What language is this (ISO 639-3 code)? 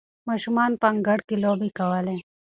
pus